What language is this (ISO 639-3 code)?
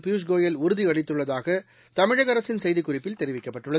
tam